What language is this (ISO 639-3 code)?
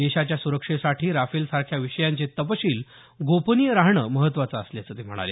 mar